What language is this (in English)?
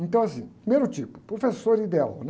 Portuguese